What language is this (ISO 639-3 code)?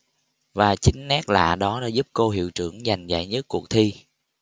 vie